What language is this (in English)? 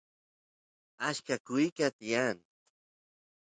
Santiago del Estero Quichua